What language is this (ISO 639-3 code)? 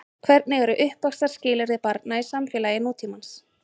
isl